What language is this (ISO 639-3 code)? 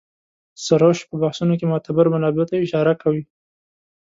pus